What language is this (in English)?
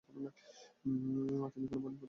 Bangla